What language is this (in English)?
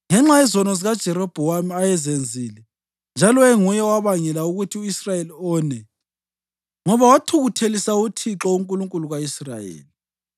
North Ndebele